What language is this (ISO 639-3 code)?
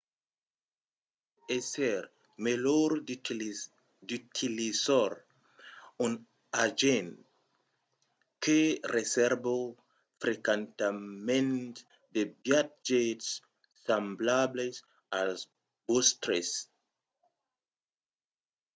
oci